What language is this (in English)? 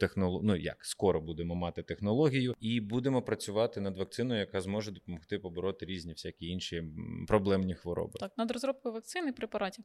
Ukrainian